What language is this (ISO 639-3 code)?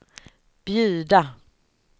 swe